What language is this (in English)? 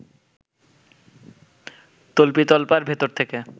Bangla